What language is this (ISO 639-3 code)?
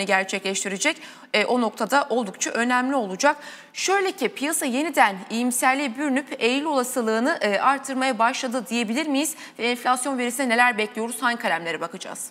tur